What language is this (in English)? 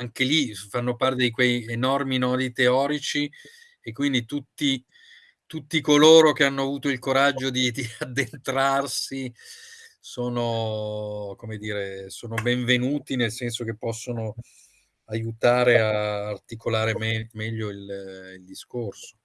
Italian